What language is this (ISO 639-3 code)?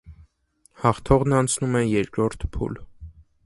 hye